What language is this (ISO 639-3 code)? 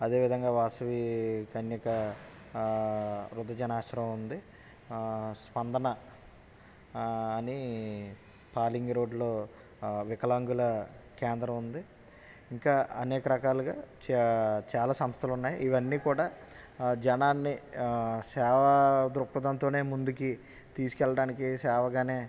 tel